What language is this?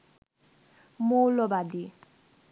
Bangla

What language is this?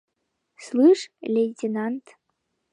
Mari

